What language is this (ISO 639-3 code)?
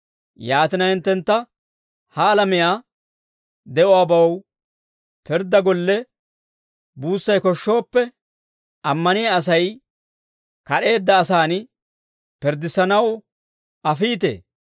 dwr